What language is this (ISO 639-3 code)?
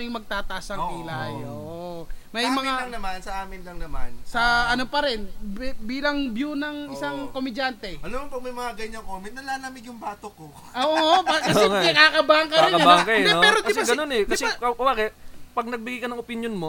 fil